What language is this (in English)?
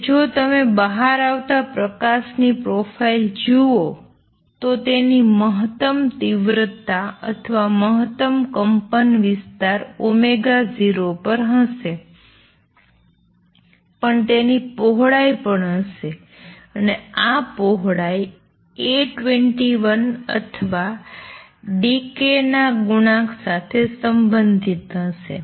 Gujarati